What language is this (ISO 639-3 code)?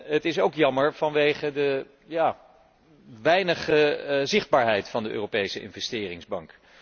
nld